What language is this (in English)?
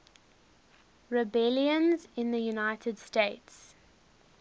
English